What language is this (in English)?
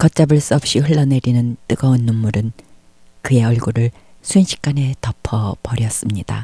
Korean